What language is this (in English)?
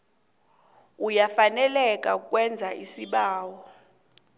South Ndebele